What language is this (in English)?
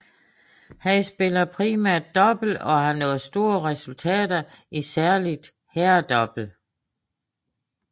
Danish